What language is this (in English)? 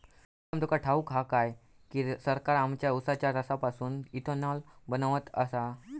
Marathi